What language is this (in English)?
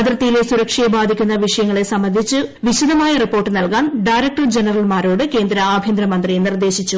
Malayalam